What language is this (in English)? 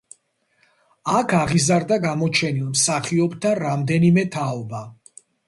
Georgian